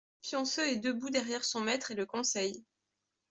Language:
French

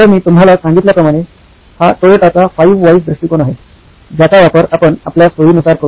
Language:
Marathi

